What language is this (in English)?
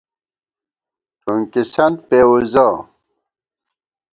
Gawar-Bati